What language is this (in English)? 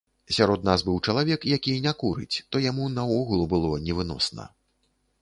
Belarusian